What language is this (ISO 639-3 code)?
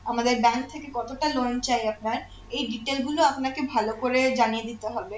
ben